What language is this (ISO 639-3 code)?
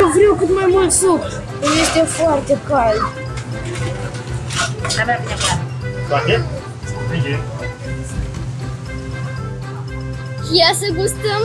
ron